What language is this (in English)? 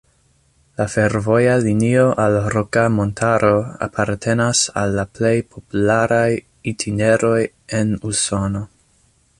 Esperanto